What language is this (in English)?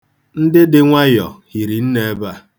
Igbo